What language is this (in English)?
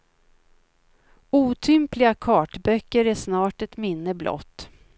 Swedish